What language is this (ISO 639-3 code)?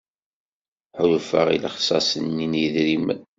kab